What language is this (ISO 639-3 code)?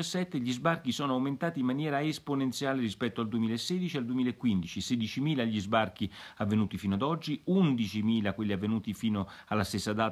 ita